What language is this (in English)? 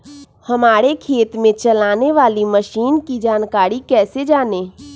Magahi